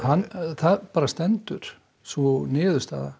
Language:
Icelandic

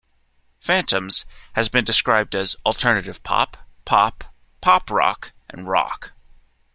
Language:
English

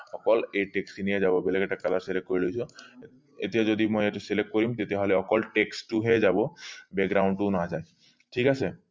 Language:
Assamese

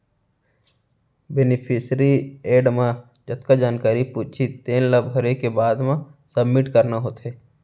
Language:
Chhattisgarhi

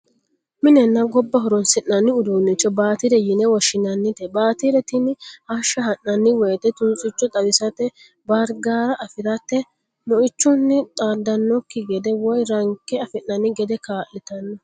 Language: Sidamo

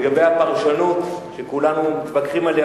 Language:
Hebrew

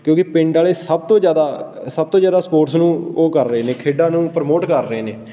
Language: Punjabi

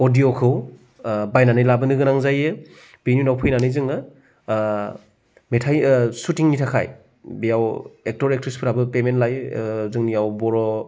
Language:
Bodo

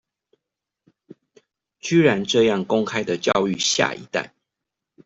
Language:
Chinese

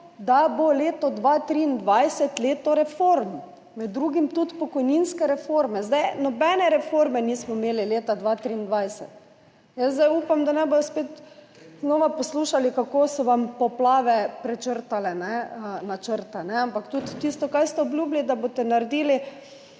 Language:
Slovenian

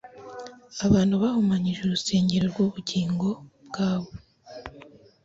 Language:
Kinyarwanda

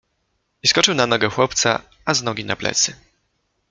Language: Polish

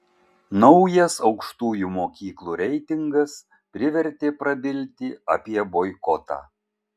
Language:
Lithuanian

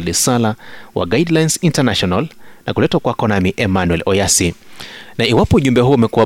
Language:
Swahili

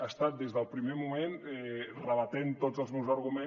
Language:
Catalan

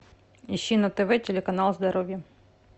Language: Russian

